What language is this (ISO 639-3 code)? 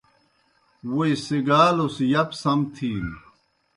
plk